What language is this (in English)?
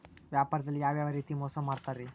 Kannada